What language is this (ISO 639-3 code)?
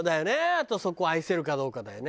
jpn